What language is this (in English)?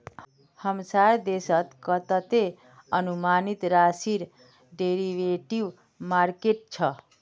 Magahi